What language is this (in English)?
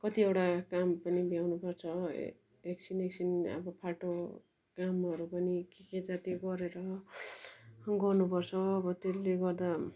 Nepali